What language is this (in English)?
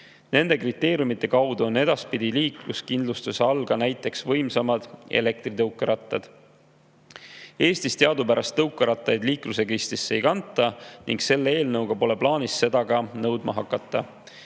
Estonian